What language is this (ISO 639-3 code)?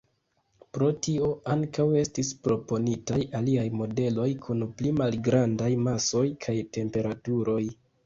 epo